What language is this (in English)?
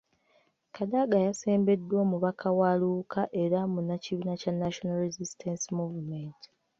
Ganda